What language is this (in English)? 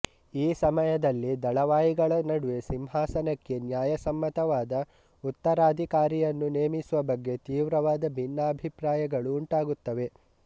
Kannada